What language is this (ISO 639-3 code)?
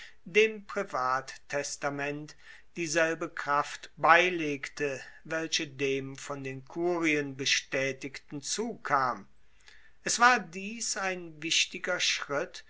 deu